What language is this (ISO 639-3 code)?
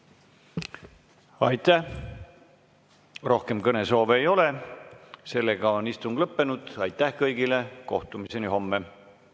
est